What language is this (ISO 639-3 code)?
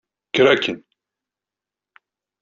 kab